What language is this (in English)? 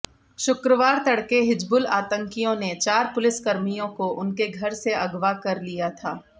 Hindi